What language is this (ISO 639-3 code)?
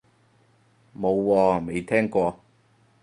yue